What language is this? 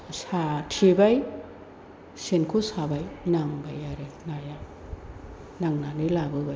Bodo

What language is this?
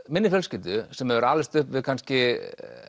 Icelandic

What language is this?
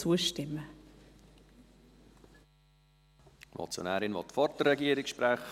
Swiss German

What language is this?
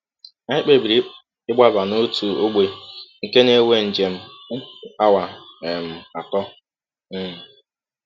Igbo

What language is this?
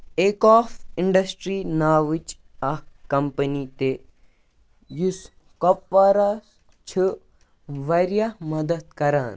Kashmiri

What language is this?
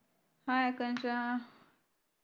Marathi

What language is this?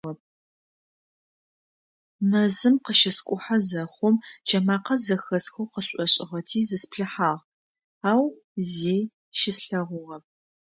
Adyghe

